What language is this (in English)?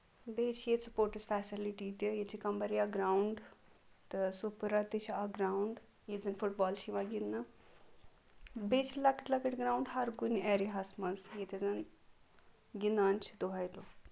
Kashmiri